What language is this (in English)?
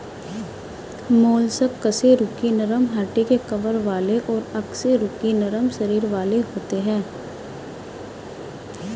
Hindi